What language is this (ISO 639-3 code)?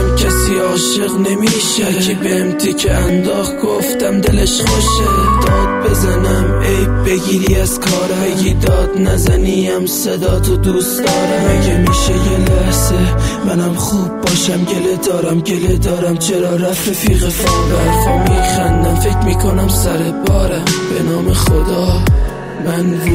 fas